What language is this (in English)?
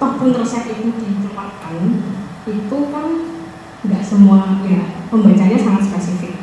Indonesian